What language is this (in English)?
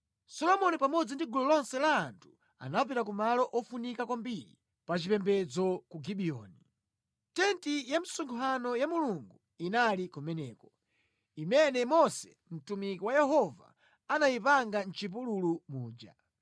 Nyanja